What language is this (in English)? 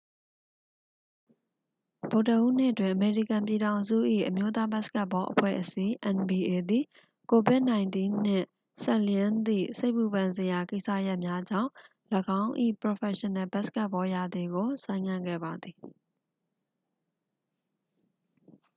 Burmese